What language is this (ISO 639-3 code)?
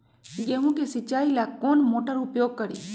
mag